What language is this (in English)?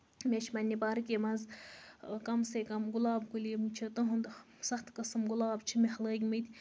Kashmiri